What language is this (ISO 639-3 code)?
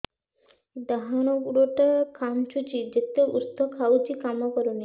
ori